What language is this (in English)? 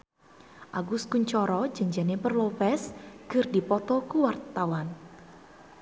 Sundanese